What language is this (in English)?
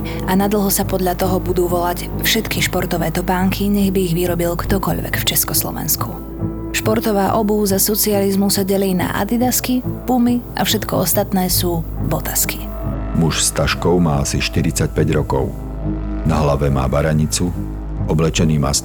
Slovak